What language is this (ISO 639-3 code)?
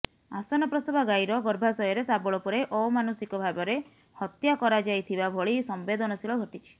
ori